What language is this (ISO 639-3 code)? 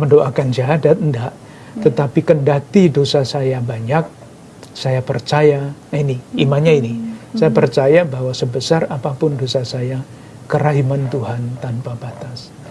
ind